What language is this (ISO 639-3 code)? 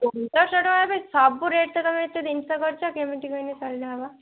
ori